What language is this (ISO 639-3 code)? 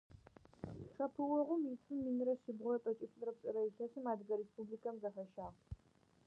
ady